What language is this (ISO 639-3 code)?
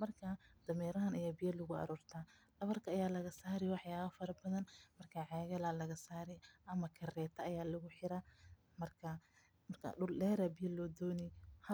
som